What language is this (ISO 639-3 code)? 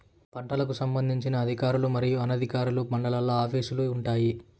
tel